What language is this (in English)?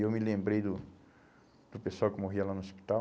Portuguese